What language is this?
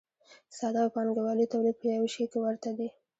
Pashto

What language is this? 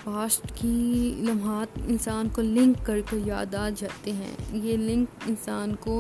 Urdu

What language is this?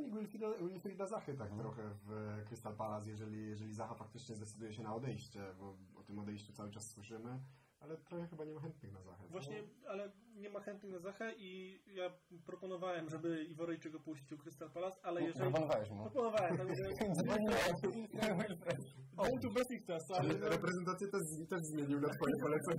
Polish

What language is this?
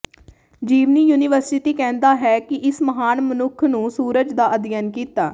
Punjabi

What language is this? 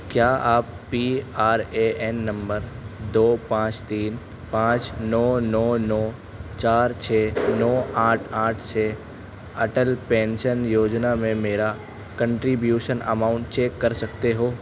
Urdu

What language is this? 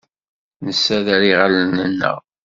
Kabyle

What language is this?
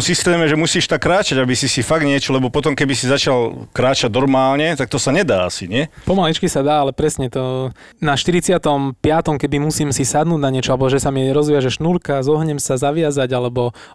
Slovak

